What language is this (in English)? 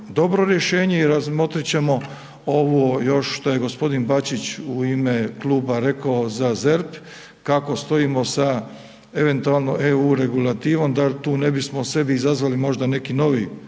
Croatian